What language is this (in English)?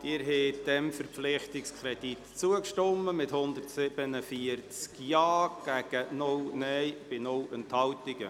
Swiss German